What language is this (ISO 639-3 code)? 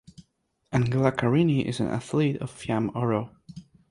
eng